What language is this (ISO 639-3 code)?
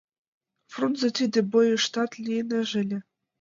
chm